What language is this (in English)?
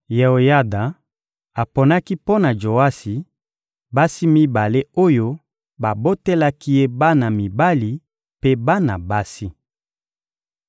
Lingala